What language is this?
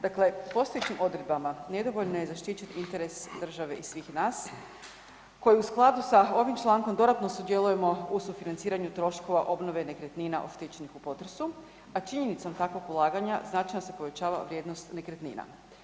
Croatian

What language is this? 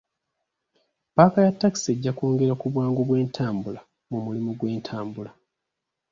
Ganda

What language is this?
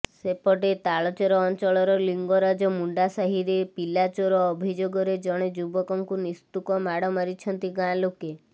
Odia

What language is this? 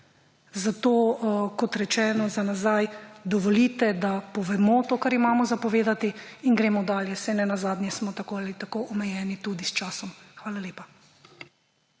Slovenian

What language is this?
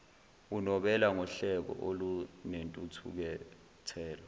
Zulu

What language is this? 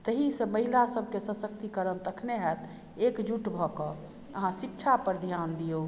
Maithili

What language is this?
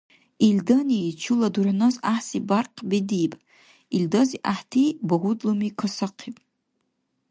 Dargwa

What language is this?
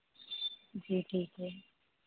Hindi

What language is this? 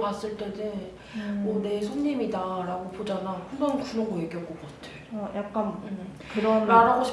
Korean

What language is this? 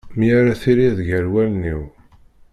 Kabyle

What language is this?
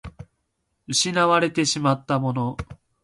Japanese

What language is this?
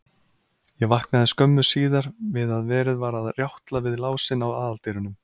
Icelandic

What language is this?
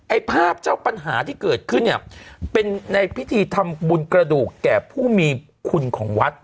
Thai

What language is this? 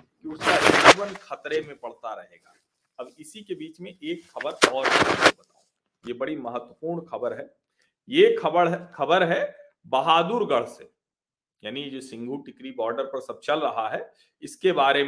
Hindi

